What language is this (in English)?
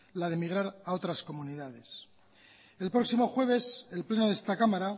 Spanish